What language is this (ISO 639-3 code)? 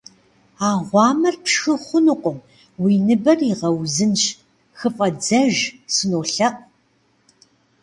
kbd